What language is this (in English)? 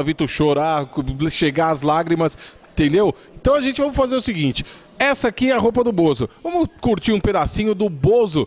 Portuguese